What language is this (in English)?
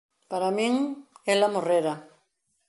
Galician